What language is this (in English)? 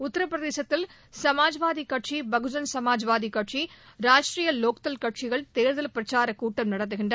Tamil